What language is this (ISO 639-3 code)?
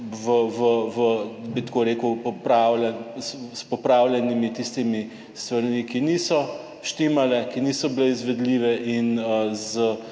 slv